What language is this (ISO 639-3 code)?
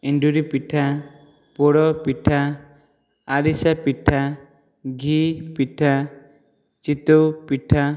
ori